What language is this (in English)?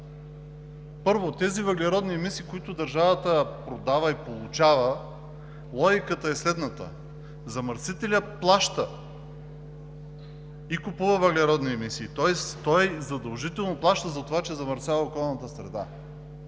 Bulgarian